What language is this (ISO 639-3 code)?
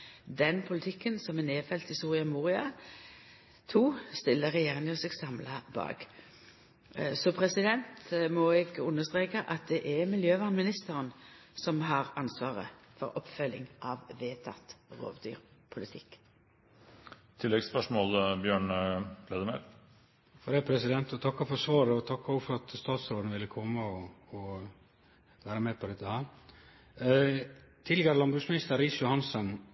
nno